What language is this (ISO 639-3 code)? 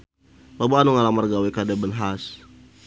sun